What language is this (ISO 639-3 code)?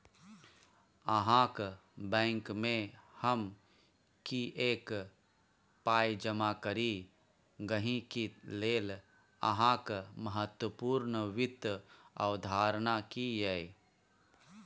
mai